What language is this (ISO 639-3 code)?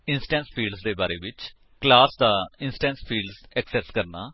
pan